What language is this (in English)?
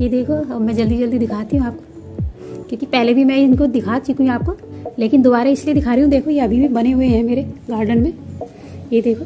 Hindi